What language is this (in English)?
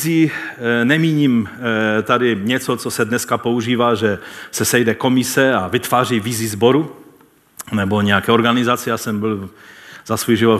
Czech